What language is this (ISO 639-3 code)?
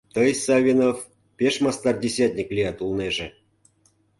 chm